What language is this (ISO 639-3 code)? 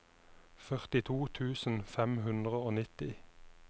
nor